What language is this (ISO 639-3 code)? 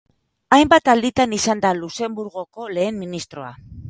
eus